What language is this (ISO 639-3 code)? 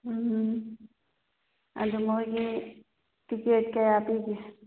mni